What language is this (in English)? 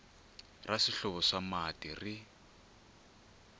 Tsonga